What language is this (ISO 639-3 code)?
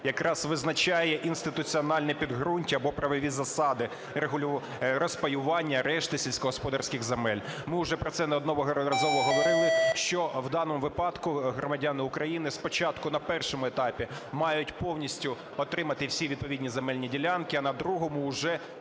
ukr